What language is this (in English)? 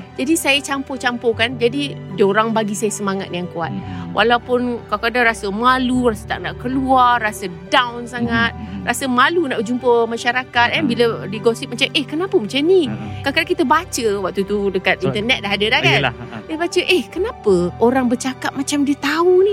Malay